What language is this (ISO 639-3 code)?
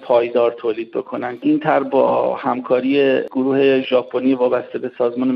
fas